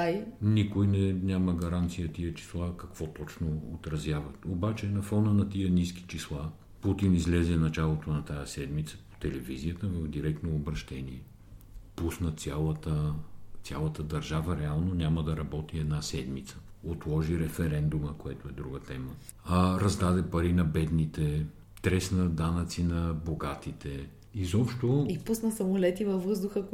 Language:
Bulgarian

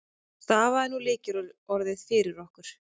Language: Icelandic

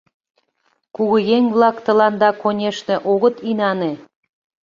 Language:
Mari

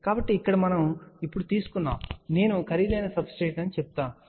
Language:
Telugu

